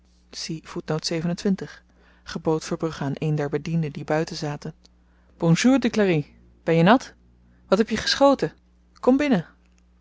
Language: Dutch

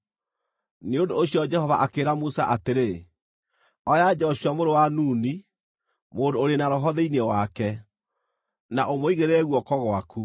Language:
Kikuyu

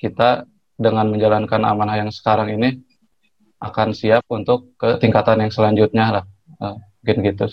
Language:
Indonesian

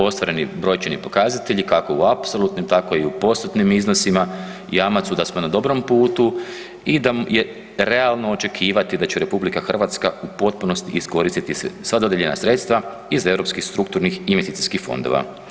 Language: Croatian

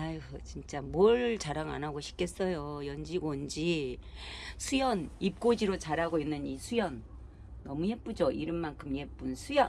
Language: Korean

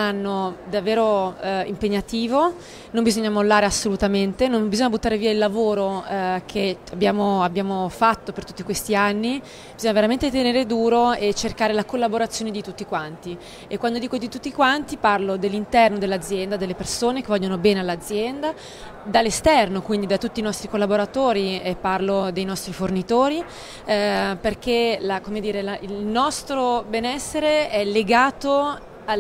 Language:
Italian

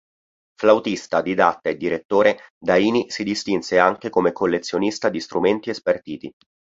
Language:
Italian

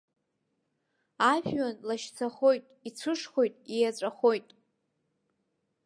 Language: Abkhazian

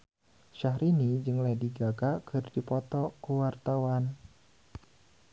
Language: Sundanese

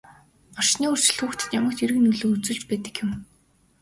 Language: Mongolian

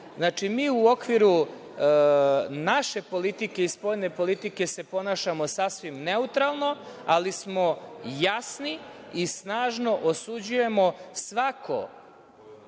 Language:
Serbian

